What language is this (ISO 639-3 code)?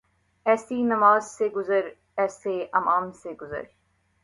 urd